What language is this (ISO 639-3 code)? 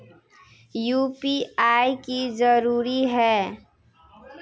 mag